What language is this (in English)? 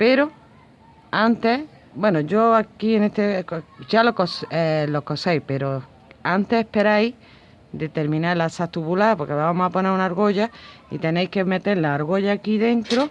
Spanish